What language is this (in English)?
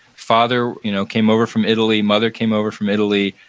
English